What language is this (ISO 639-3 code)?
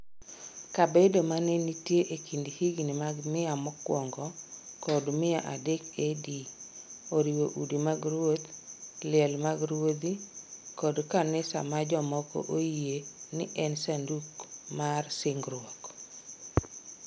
luo